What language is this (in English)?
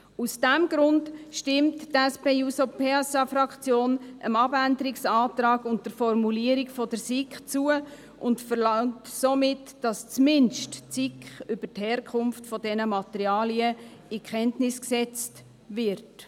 Swiss German